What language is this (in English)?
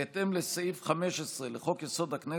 Hebrew